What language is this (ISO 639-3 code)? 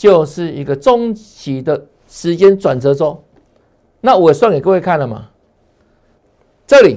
zho